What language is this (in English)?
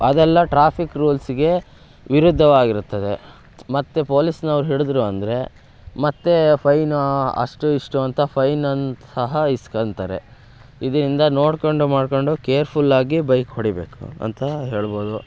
Kannada